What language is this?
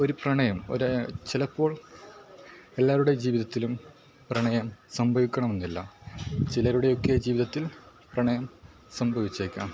Malayalam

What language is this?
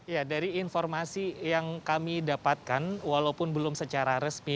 Indonesian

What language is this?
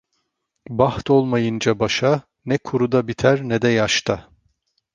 Turkish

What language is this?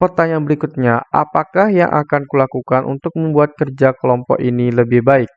Indonesian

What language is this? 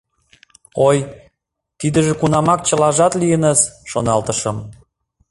Mari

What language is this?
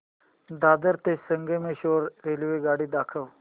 Marathi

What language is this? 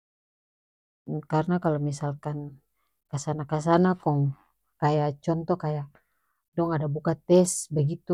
North Moluccan Malay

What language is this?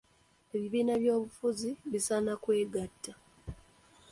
Ganda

